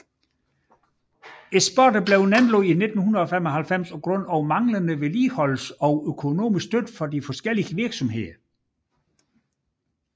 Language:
Danish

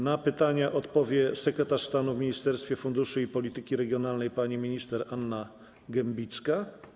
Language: Polish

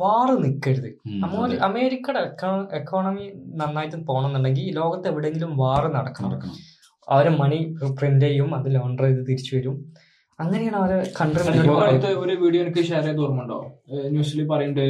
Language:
Malayalam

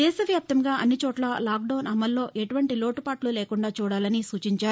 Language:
Telugu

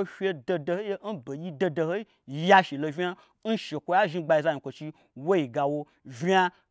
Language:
Gbagyi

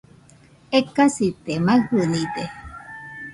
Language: Nüpode Huitoto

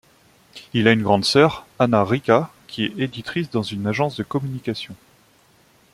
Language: French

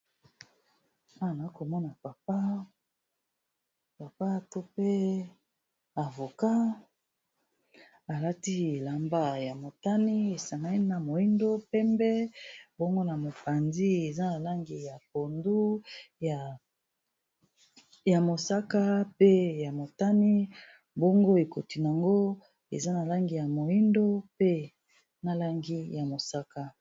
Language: Lingala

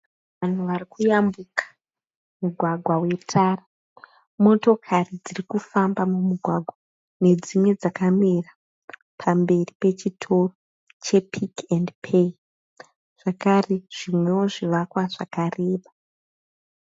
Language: Shona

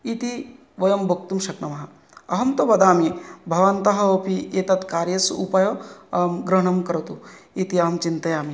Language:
Sanskrit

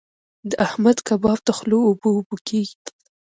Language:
Pashto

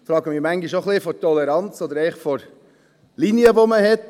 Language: Swiss German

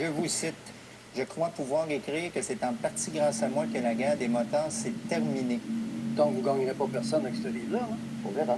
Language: French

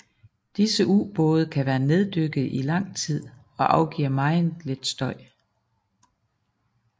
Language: Danish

